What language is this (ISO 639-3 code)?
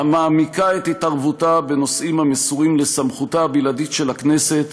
heb